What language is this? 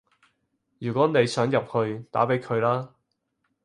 Cantonese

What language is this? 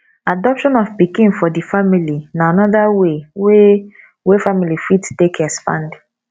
Nigerian Pidgin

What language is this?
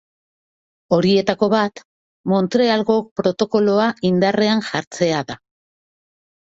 Basque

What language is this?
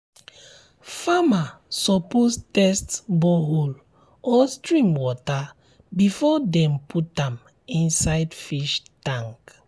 Nigerian Pidgin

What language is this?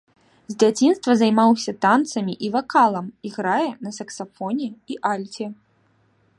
Belarusian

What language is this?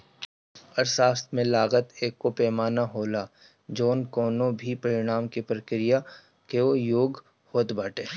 Bhojpuri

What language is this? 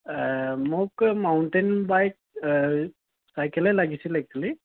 Assamese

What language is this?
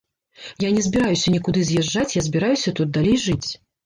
Belarusian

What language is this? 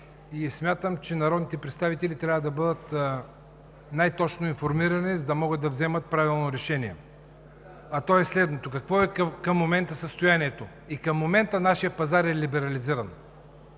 Bulgarian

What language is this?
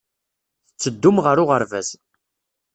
Kabyle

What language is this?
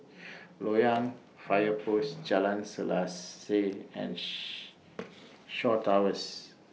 English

